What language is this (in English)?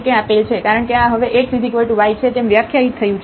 Gujarati